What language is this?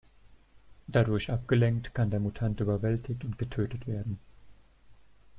German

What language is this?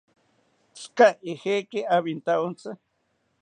South Ucayali Ashéninka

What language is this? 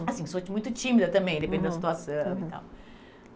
Portuguese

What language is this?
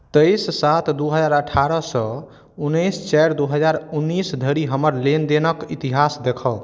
Maithili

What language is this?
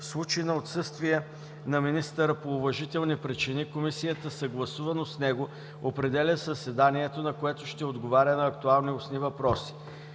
Bulgarian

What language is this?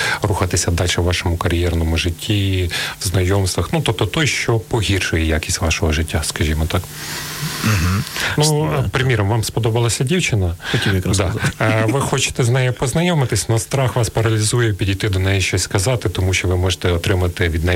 Ukrainian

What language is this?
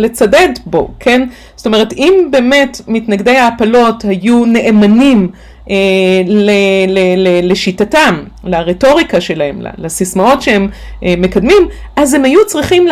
Hebrew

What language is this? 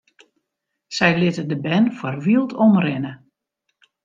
Western Frisian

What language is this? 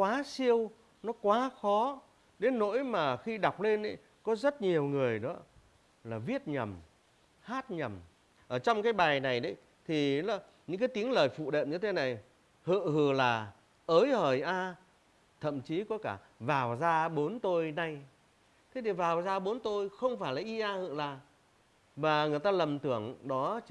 Vietnamese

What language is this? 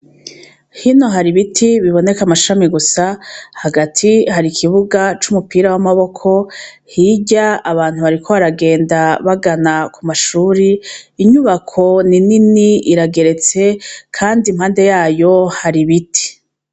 Rundi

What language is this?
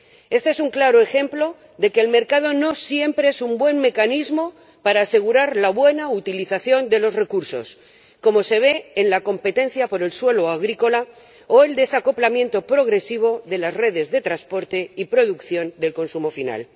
Spanish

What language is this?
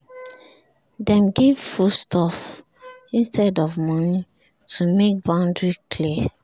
Nigerian Pidgin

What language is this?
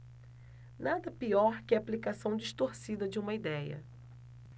Portuguese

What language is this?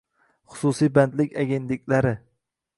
Uzbek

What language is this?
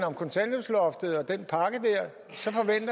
Danish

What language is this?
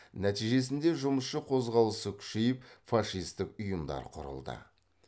Kazakh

